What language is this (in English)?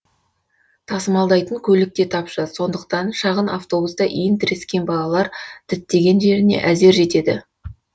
Kazakh